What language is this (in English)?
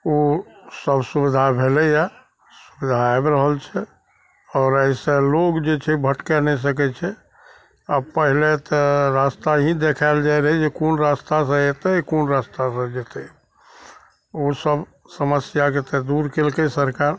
Maithili